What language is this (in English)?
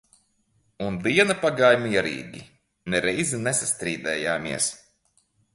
Latvian